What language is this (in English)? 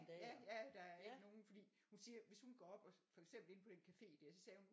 Danish